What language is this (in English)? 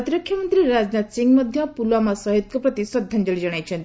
Odia